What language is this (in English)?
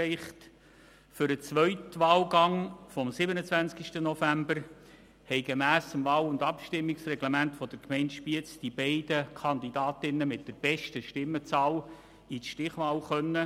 Swiss German